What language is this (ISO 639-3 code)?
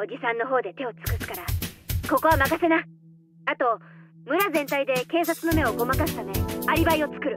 jpn